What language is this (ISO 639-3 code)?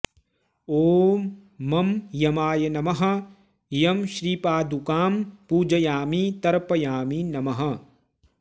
san